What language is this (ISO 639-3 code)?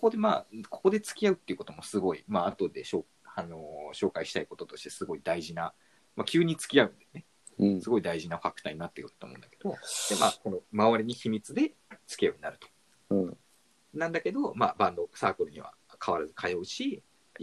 jpn